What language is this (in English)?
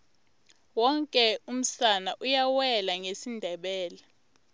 Tsonga